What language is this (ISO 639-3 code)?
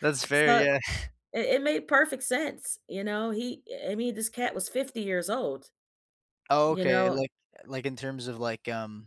eng